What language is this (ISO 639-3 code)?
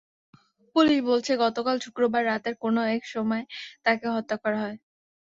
ben